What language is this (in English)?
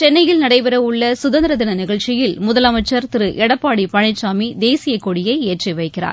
Tamil